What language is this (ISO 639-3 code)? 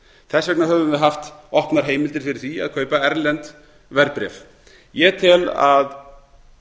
isl